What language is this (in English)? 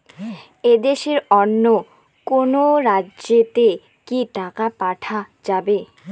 Bangla